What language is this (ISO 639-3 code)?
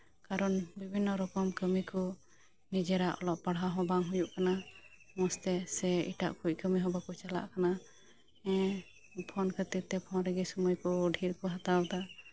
sat